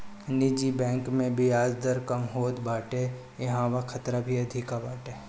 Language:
Bhojpuri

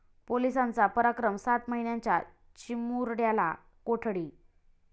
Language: Marathi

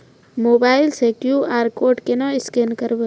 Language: Maithili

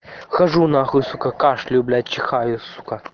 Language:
Russian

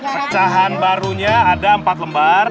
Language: Indonesian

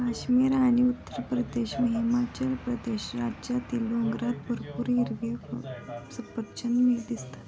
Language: Marathi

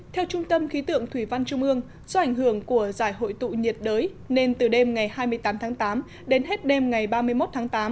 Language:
Vietnamese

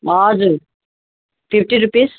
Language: Nepali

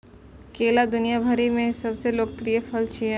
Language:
Maithili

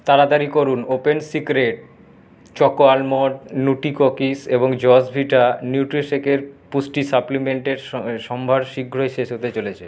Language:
Bangla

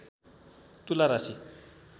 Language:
Nepali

